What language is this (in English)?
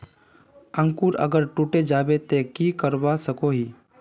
Magahi